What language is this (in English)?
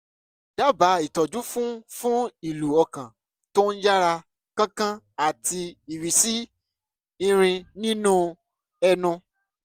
Yoruba